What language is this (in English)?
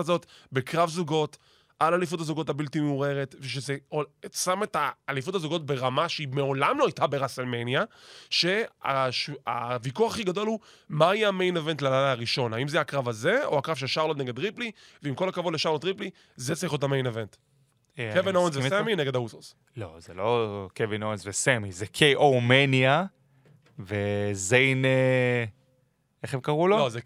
Hebrew